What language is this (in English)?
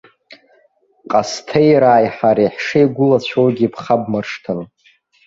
Abkhazian